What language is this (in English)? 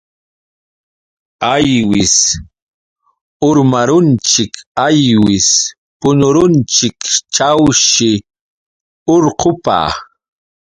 Yauyos Quechua